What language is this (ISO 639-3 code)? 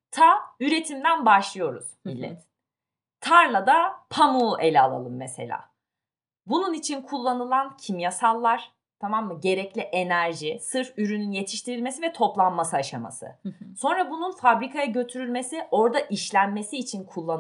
tur